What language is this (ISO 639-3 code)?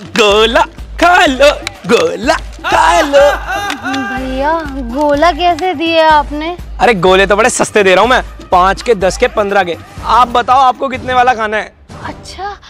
hin